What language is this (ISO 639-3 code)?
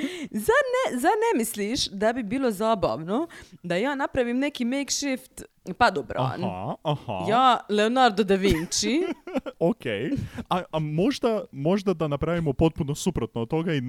hrv